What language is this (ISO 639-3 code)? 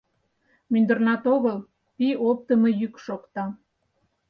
chm